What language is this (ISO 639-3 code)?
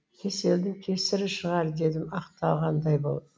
kaz